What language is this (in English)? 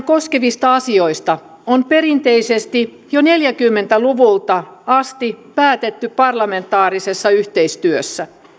Finnish